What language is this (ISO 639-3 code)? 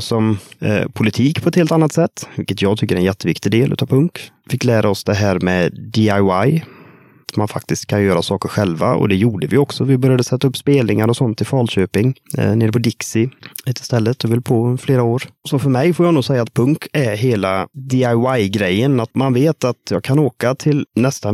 swe